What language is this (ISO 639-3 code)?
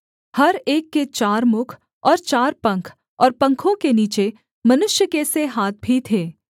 hin